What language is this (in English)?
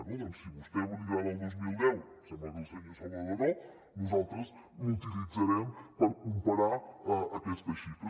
Catalan